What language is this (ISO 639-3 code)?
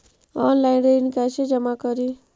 mag